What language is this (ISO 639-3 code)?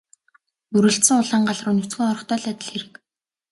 mon